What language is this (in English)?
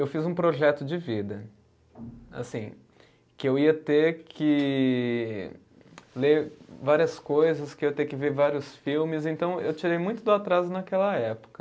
Portuguese